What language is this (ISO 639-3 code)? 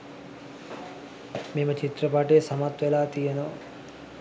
sin